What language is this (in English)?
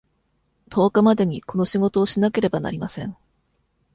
Japanese